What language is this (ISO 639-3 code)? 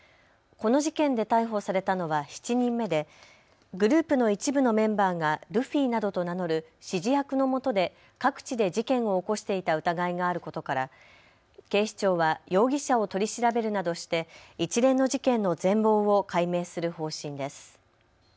jpn